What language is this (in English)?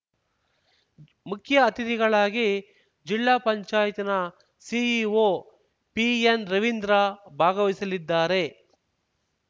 Kannada